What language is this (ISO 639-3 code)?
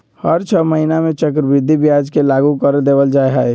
mag